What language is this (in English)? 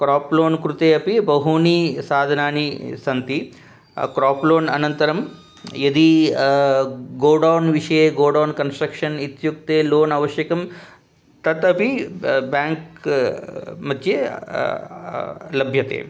Sanskrit